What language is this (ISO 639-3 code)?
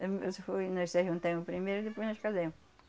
por